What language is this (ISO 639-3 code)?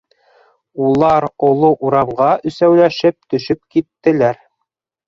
bak